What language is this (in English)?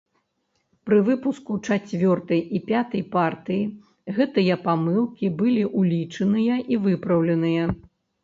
Belarusian